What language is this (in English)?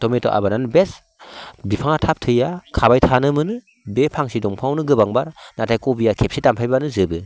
Bodo